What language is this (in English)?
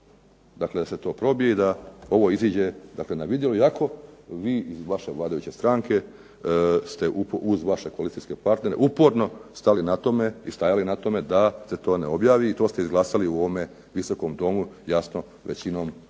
Croatian